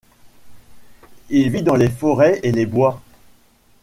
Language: French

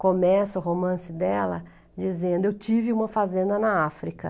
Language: Portuguese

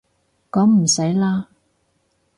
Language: Cantonese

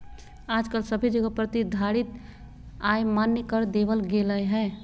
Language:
Magahi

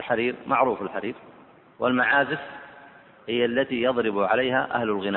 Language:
Arabic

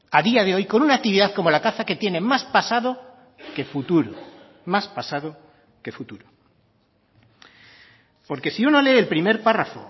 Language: Spanish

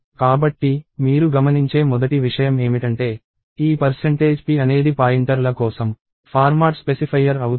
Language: Telugu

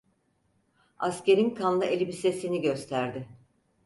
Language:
Turkish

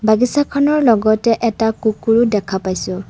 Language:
Assamese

